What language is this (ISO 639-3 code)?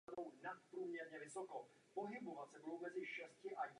ces